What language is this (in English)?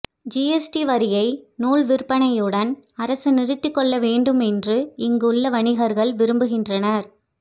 Tamil